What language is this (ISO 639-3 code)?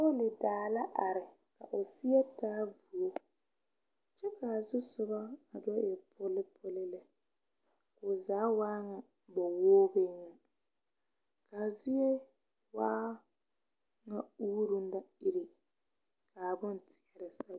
dga